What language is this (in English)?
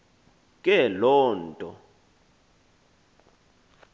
Xhosa